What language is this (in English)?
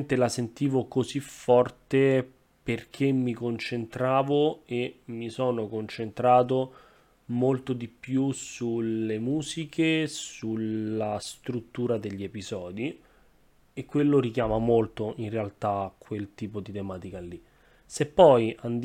Italian